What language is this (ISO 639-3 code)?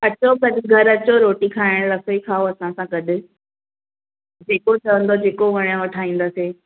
snd